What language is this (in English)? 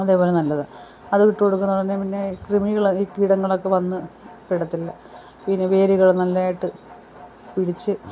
Malayalam